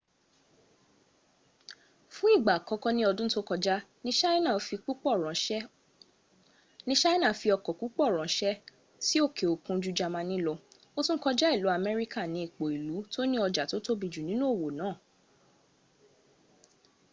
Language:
Yoruba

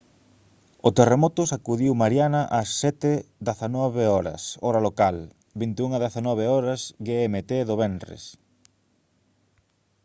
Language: Galician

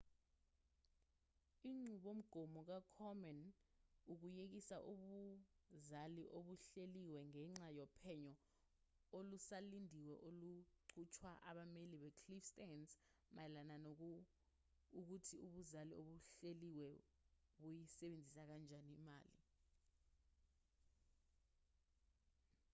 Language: Zulu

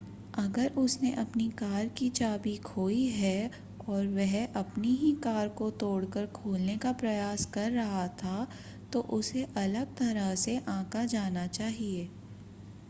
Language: Hindi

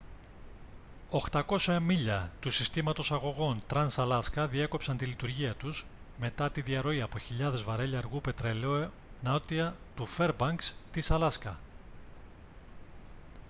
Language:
Greek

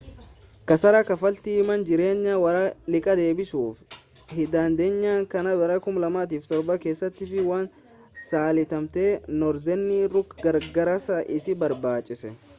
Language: Oromo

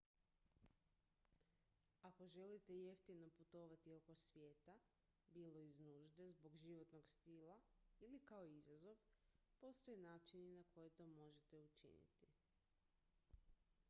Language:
Croatian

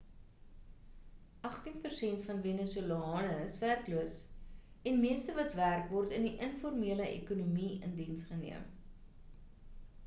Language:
Afrikaans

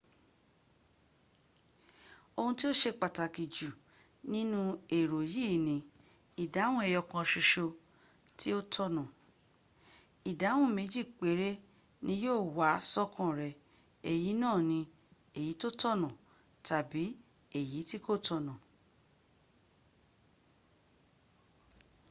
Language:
Yoruba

